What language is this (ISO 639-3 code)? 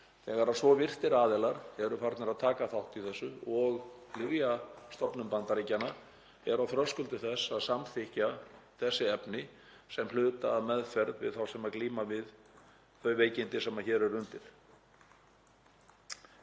isl